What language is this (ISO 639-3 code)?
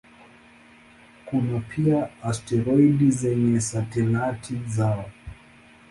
swa